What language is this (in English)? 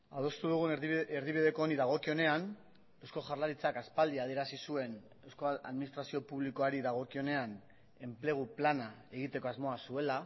Basque